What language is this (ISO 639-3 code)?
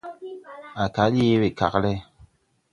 tui